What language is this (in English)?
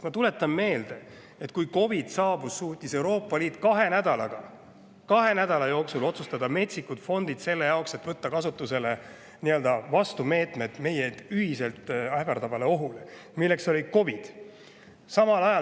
Estonian